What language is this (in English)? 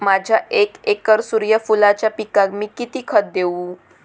Marathi